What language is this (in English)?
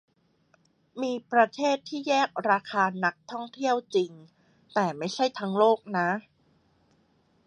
Thai